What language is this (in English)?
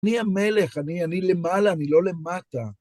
Hebrew